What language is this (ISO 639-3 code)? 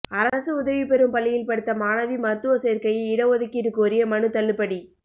tam